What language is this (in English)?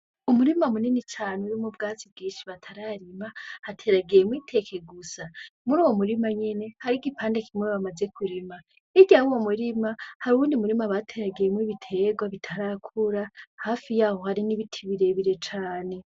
Rundi